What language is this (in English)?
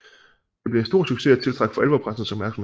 Danish